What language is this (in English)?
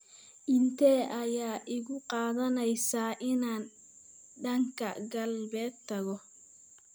Somali